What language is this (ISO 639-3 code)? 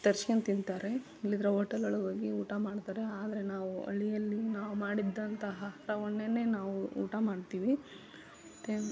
kan